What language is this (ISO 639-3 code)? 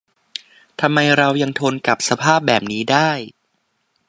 tha